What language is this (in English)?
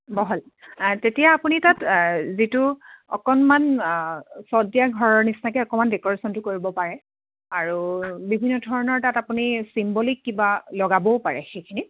Assamese